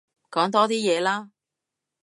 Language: Cantonese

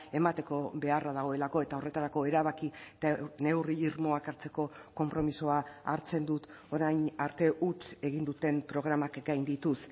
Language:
Basque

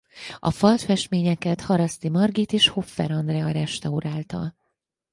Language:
Hungarian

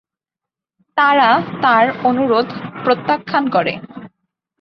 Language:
Bangla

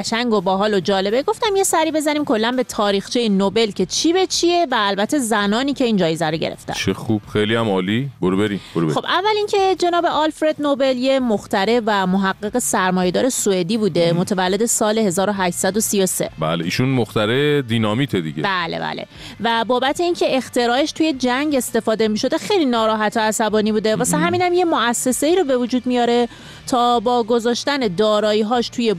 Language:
Persian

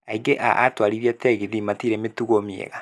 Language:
Kikuyu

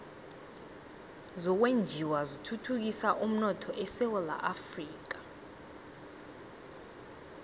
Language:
South Ndebele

